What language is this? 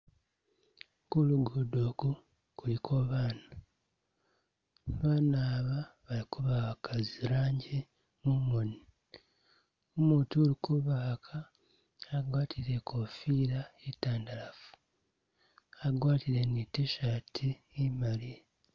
Masaaba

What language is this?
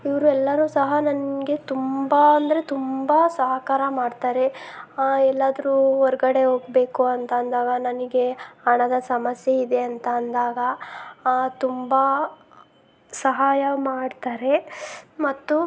Kannada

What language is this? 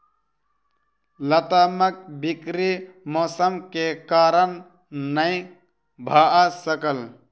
Maithili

